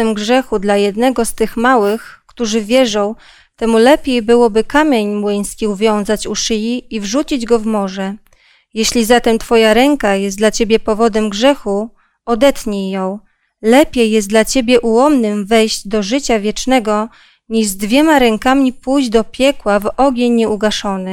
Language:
Polish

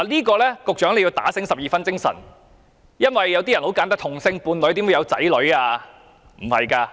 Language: Cantonese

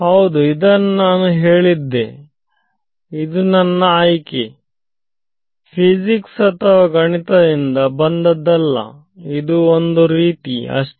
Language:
Kannada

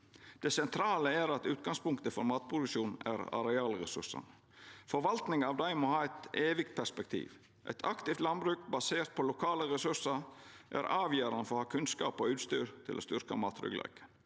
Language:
Norwegian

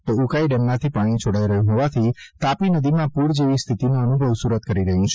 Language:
Gujarati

